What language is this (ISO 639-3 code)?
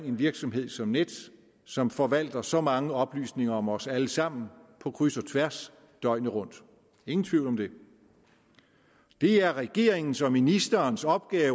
dan